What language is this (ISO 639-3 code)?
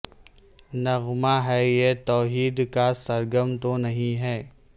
urd